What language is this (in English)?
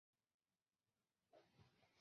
Chinese